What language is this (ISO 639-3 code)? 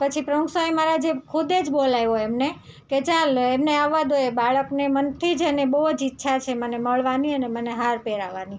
guj